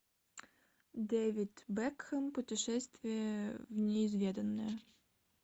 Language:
Russian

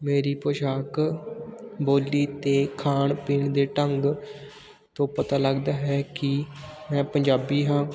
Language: Punjabi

